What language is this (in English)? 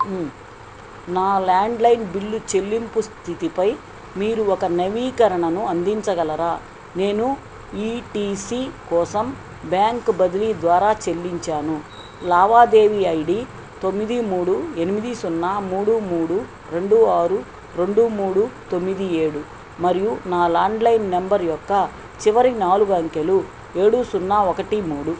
Telugu